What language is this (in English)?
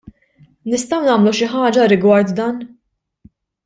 Maltese